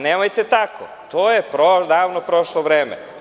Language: Serbian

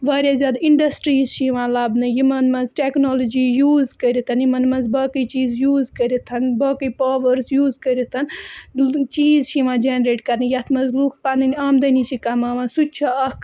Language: Kashmiri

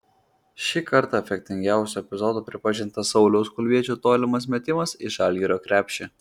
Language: Lithuanian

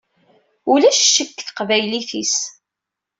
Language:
Kabyle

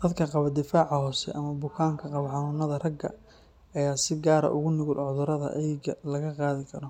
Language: Somali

